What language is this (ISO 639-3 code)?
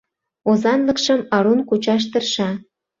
chm